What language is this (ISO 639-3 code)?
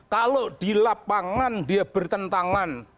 ind